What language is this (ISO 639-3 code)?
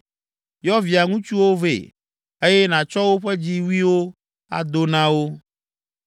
ewe